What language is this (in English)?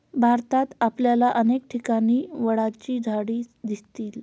Marathi